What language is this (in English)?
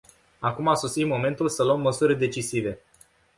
Romanian